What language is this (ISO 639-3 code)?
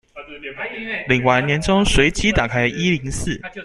zho